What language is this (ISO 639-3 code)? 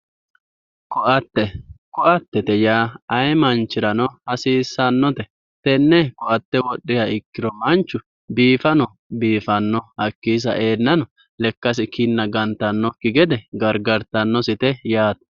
sid